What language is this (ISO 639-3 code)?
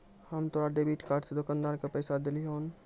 mai